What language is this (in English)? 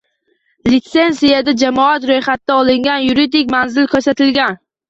Uzbek